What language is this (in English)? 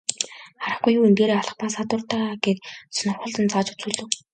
Mongolian